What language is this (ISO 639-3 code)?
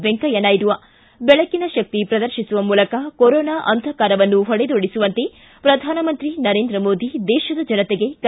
kan